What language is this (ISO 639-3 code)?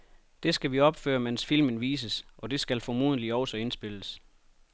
dan